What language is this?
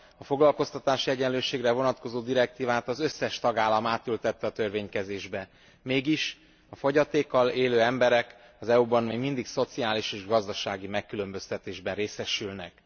Hungarian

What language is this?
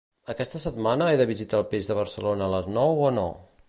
Catalan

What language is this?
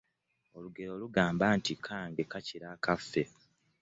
Ganda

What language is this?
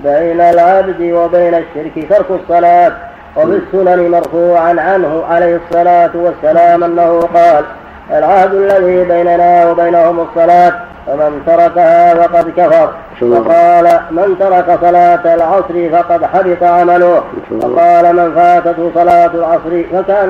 Arabic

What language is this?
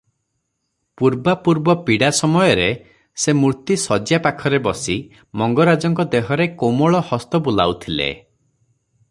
Odia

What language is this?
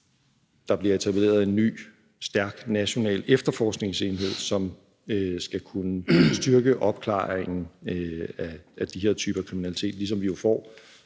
Danish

